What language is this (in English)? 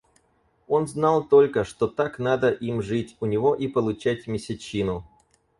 Russian